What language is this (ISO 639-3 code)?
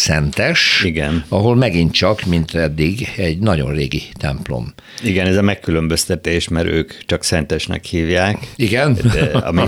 hun